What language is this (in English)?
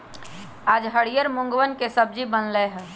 Magahi